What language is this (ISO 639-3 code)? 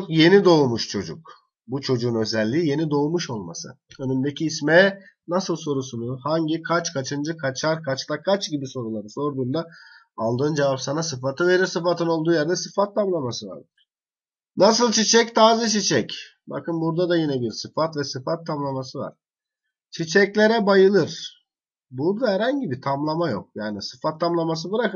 tur